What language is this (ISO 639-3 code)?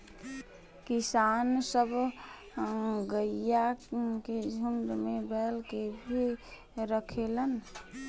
bho